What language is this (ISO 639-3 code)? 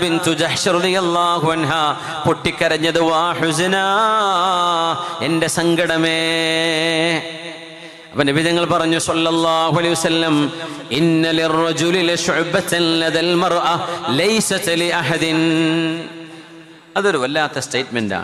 mal